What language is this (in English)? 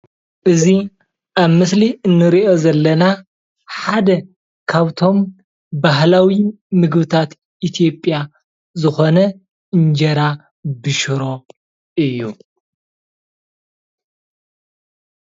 Tigrinya